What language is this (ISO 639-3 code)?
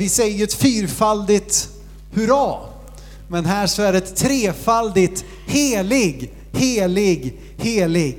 swe